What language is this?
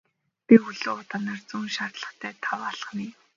Mongolian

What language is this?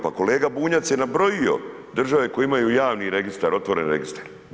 Croatian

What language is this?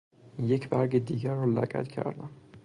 Persian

